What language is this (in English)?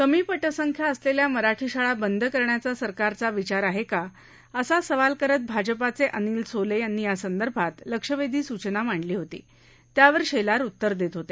Marathi